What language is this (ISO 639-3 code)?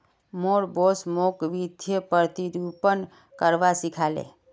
mag